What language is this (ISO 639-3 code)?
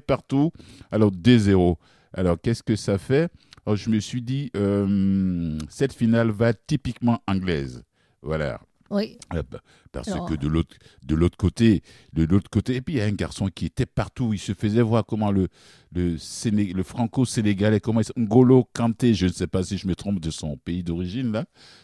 fra